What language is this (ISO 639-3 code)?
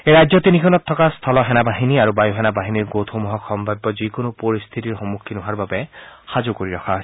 asm